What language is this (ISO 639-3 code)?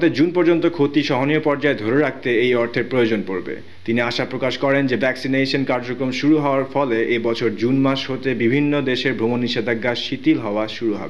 kor